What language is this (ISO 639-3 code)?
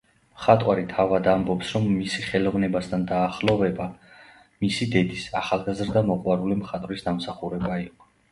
kat